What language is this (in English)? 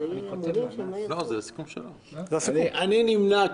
Hebrew